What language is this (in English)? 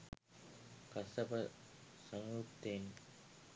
Sinhala